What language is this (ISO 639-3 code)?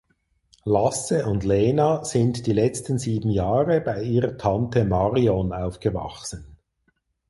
deu